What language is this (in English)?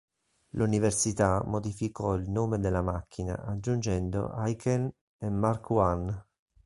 Italian